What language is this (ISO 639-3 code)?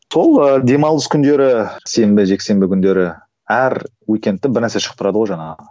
kaz